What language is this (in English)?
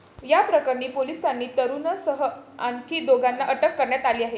Marathi